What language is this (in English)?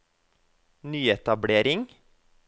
Norwegian